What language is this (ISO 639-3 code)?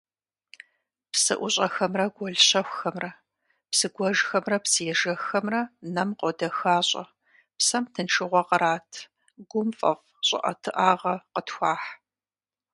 kbd